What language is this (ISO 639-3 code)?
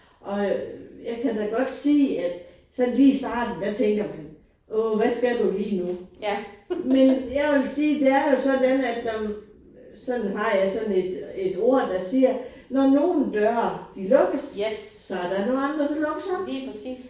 dan